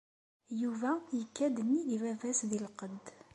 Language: Kabyle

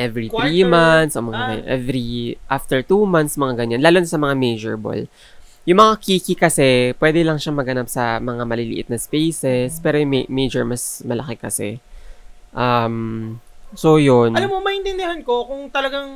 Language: Filipino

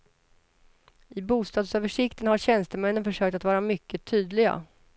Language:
Swedish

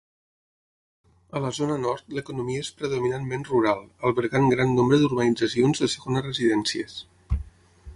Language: Catalan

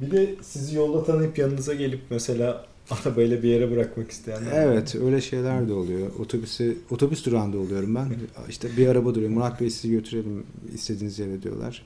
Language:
Turkish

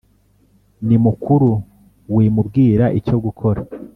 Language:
Kinyarwanda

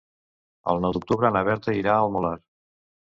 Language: Catalan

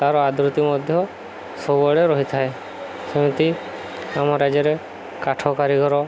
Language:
Odia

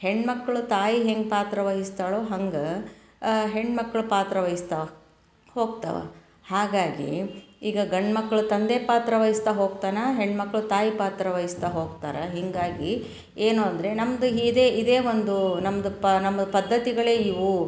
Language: Kannada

